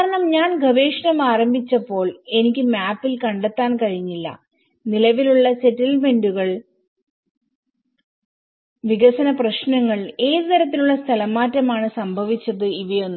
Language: Malayalam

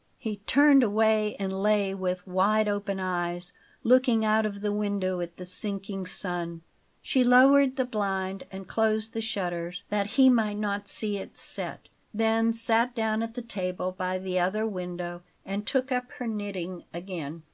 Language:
English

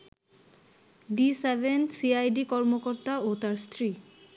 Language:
Bangla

